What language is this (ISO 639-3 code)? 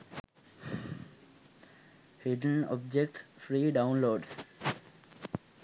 sin